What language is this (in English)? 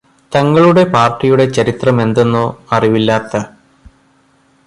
Malayalam